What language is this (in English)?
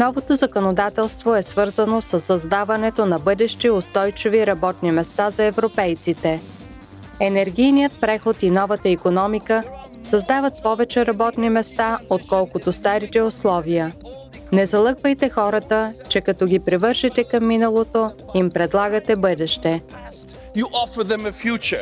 Bulgarian